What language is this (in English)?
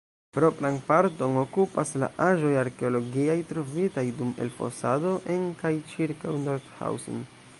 Esperanto